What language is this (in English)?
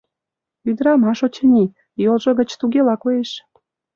Mari